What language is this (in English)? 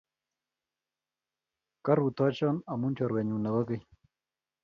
Kalenjin